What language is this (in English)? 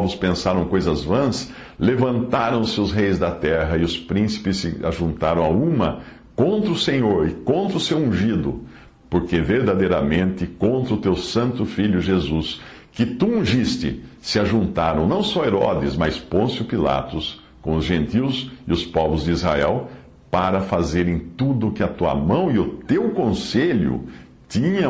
Portuguese